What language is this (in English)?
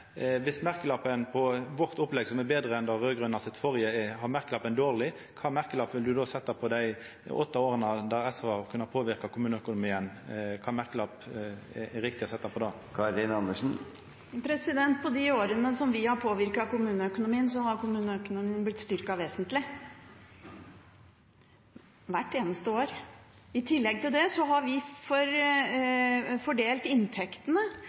Norwegian